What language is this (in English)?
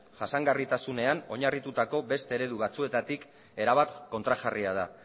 Basque